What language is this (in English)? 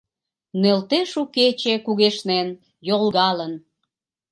Mari